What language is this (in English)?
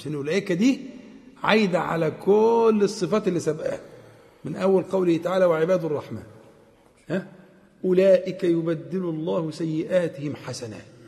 Arabic